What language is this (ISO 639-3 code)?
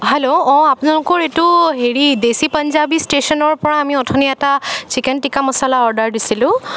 asm